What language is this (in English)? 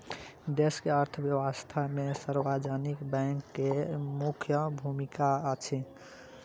Maithili